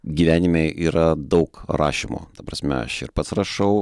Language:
Lithuanian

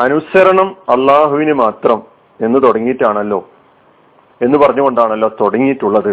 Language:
Malayalam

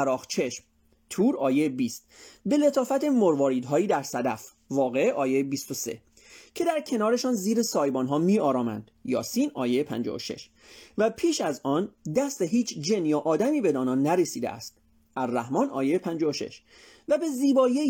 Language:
Persian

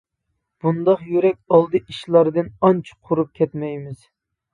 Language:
Uyghur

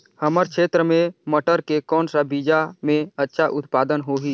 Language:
Chhattisgarhi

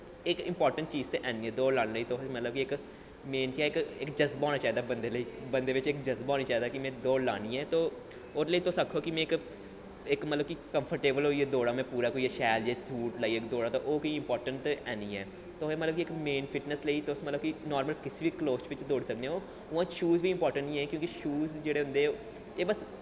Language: Dogri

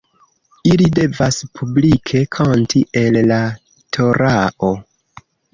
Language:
Esperanto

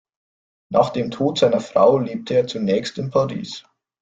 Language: German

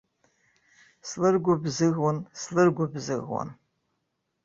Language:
Abkhazian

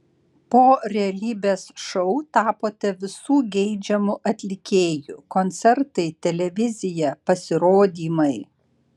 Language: Lithuanian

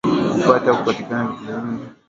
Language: Swahili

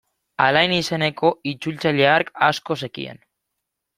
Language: Basque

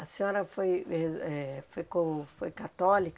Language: Portuguese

